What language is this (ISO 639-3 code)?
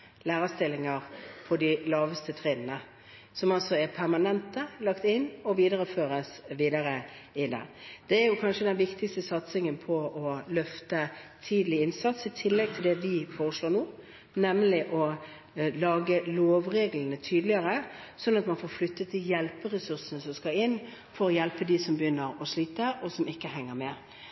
nob